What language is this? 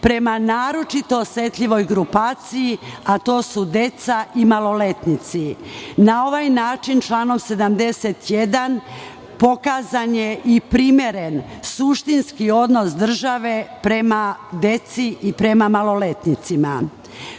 Serbian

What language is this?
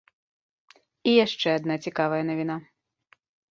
Belarusian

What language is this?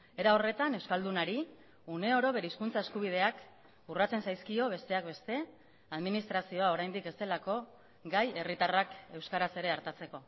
Basque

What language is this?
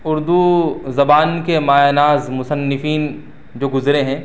Urdu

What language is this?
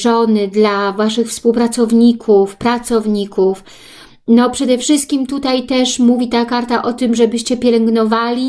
Polish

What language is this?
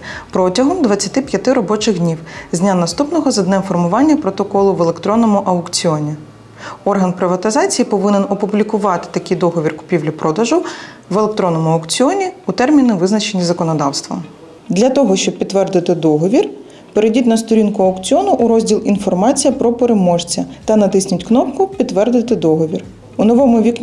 Ukrainian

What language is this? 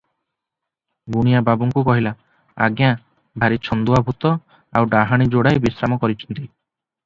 Odia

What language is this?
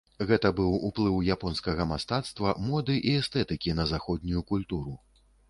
Belarusian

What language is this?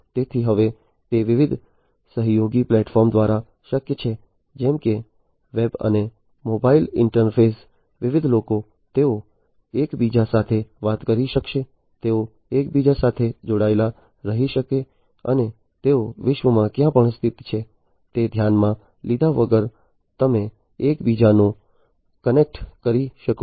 Gujarati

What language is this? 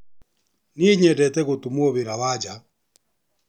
Kikuyu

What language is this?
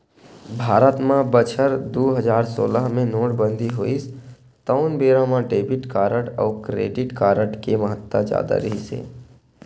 Chhattisgarhi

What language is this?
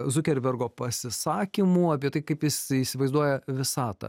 Lithuanian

